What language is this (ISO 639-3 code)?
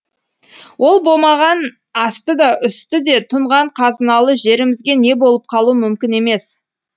kaz